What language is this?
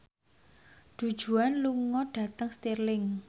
Javanese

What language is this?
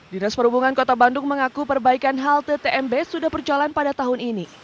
Indonesian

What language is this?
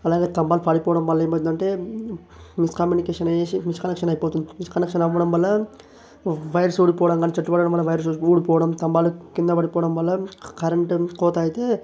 Telugu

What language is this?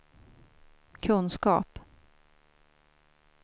Swedish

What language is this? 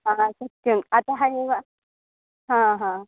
Sanskrit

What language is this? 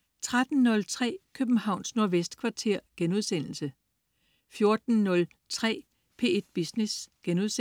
Danish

